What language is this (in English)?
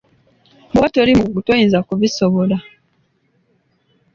Ganda